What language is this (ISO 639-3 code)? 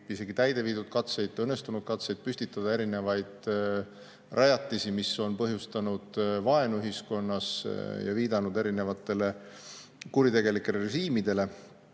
est